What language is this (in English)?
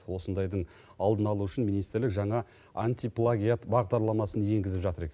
Kazakh